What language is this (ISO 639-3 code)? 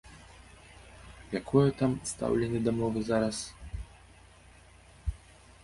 bel